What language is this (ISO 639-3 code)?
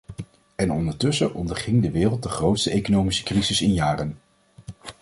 nld